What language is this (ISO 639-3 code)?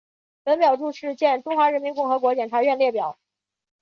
zho